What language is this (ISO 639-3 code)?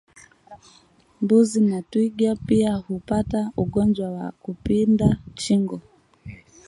swa